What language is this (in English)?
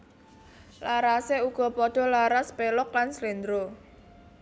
Javanese